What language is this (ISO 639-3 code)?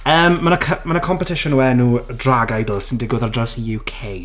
cym